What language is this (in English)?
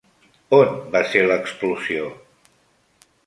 Catalan